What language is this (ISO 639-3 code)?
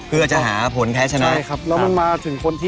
tha